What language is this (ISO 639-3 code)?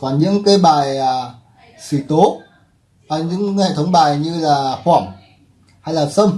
vie